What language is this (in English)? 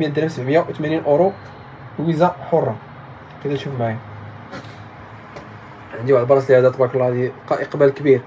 Arabic